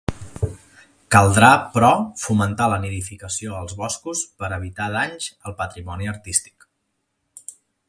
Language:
Catalan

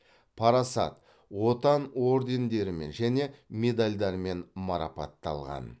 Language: Kazakh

